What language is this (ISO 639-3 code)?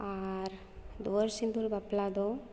sat